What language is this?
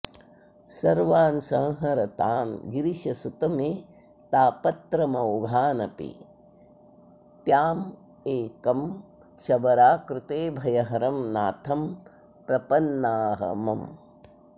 Sanskrit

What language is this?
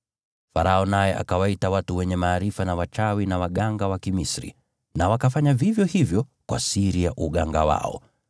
Swahili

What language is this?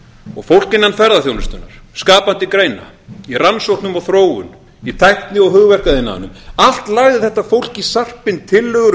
Icelandic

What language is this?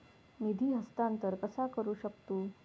Marathi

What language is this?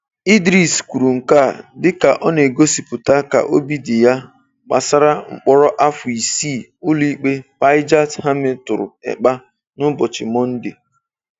Igbo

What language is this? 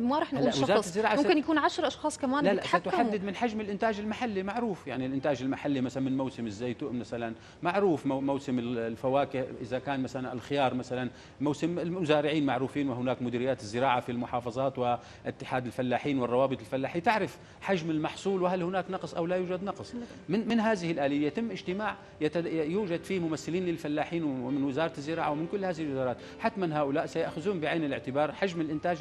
Arabic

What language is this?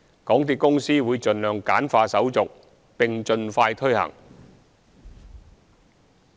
Cantonese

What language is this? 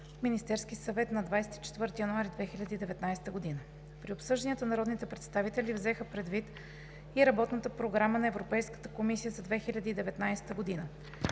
Bulgarian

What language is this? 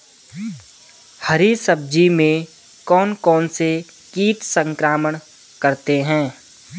Hindi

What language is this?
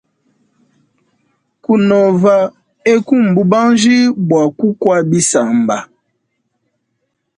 Luba-Lulua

